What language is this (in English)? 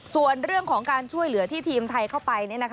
Thai